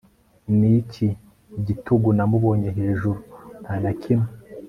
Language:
Kinyarwanda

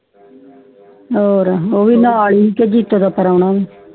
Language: Punjabi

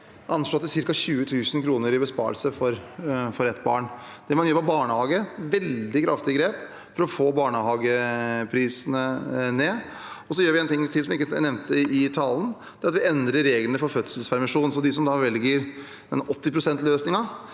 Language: Norwegian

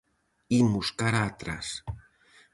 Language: Galician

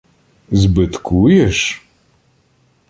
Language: Ukrainian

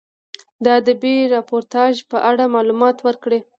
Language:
Pashto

